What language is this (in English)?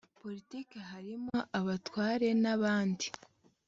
Kinyarwanda